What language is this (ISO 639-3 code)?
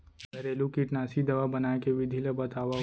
hne